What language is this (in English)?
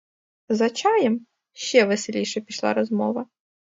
Ukrainian